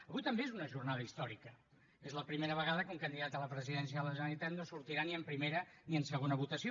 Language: Catalan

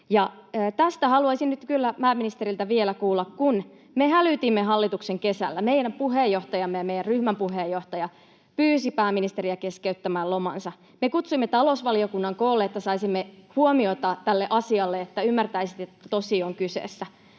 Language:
Finnish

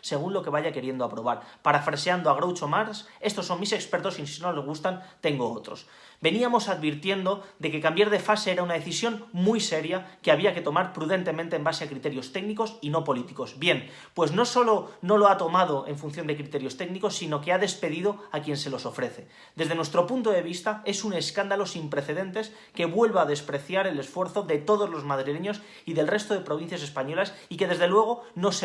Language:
Spanish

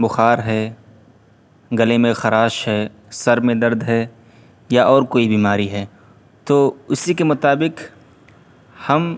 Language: Urdu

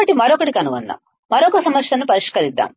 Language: Telugu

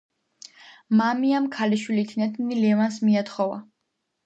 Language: Georgian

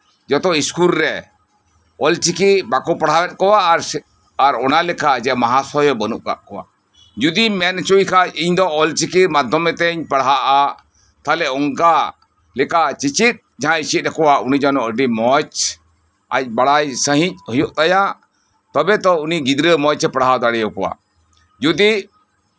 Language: Santali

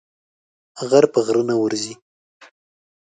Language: Pashto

